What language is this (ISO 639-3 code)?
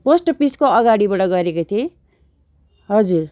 nep